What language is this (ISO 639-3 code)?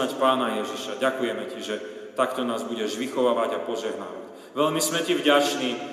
slk